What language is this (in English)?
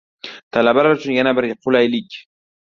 Uzbek